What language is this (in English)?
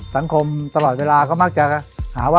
Thai